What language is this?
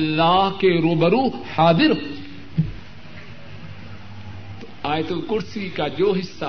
Urdu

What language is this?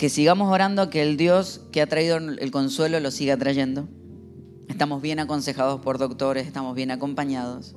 Spanish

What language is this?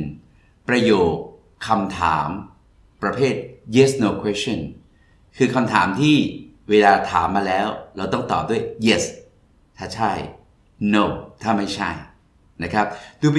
Thai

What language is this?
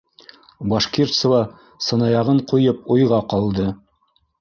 Bashkir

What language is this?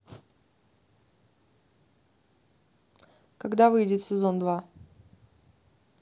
Russian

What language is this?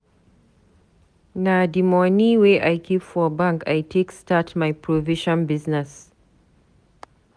Nigerian Pidgin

